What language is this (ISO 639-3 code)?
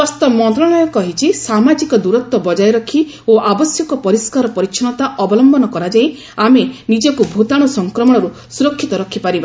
ori